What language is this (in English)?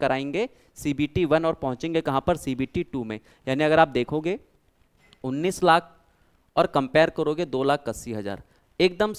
Hindi